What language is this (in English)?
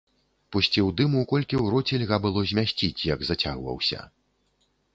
Belarusian